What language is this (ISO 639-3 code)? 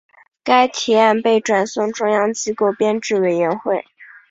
zho